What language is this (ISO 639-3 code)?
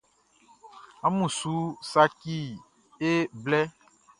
bci